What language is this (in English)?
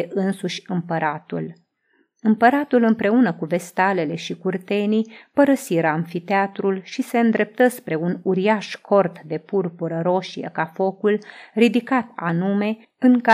Romanian